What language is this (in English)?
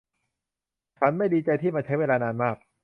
Thai